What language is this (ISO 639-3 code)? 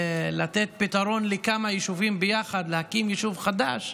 heb